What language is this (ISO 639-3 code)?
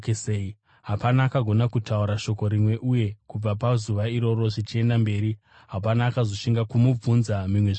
sna